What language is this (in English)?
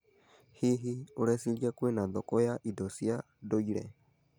Kikuyu